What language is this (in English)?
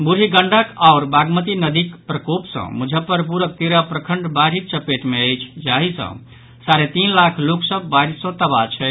Maithili